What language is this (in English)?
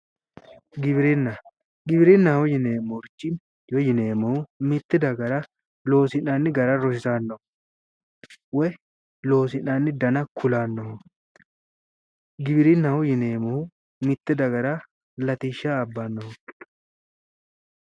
Sidamo